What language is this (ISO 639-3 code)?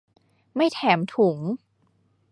tha